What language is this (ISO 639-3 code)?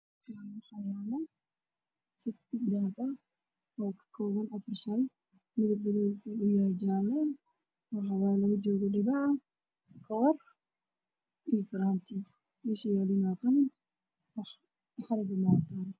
som